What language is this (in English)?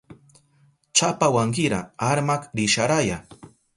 Southern Pastaza Quechua